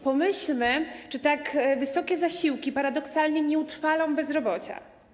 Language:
Polish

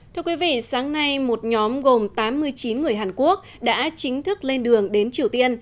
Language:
Vietnamese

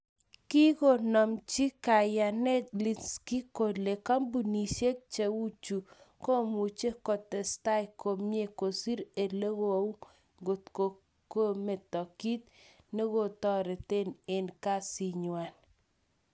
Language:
Kalenjin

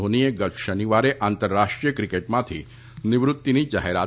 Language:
Gujarati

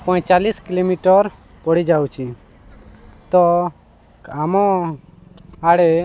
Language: Odia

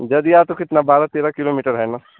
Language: Hindi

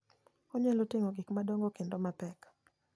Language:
Luo (Kenya and Tanzania)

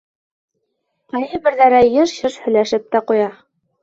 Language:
Bashkir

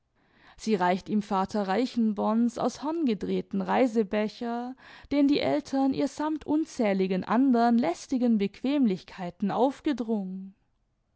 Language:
German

